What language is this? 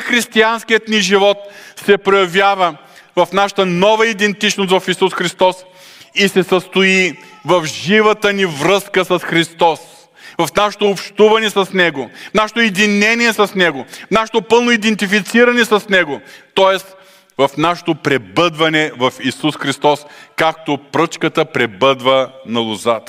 Bulgarian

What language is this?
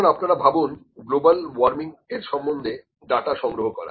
Bangla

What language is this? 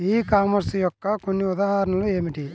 Telugu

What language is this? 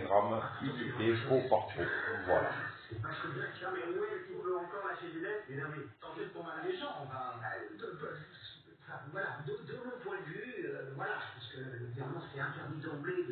French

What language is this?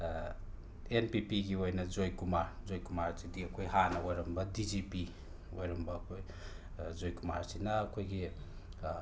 Manipuri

